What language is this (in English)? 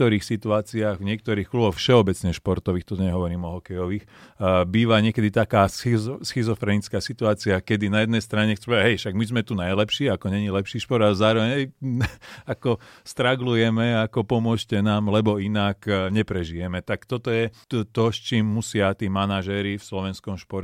Slovak